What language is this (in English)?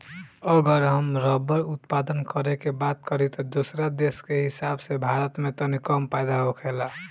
Bhojpuri